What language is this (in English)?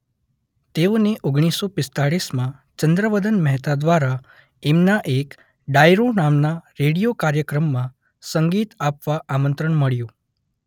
Gujarati